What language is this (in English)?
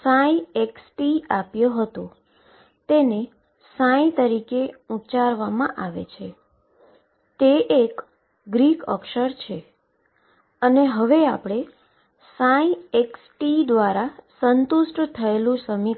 Gujarati